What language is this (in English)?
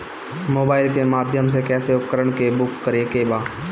Bhojpuri